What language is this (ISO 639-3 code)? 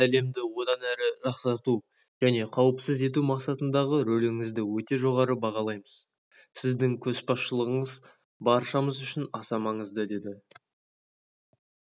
kaz